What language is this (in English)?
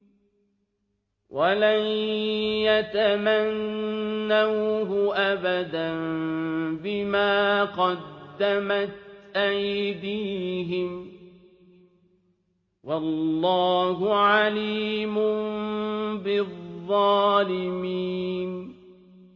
Arabic